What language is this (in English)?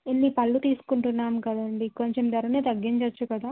Telugu